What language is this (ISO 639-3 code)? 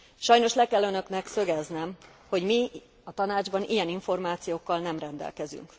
hun